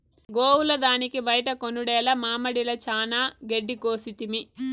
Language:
Telugu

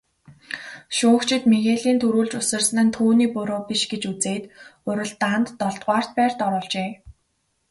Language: Mongolian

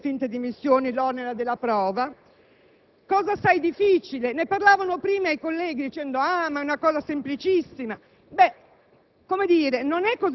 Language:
Italian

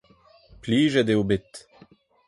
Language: Breton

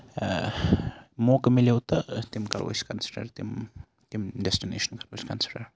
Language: Kashmiri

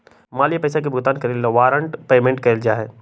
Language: Magahi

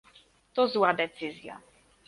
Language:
Polish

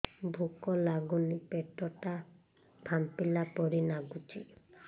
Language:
Odia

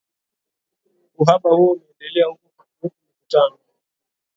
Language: Swahili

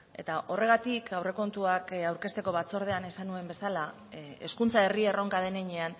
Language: Basque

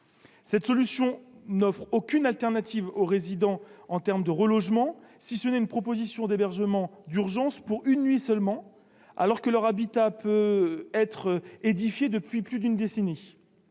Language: French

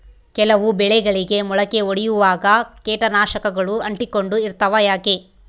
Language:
Kannada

